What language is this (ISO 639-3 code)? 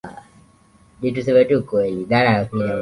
swa